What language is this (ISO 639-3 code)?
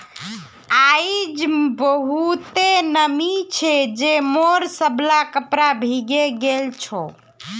mag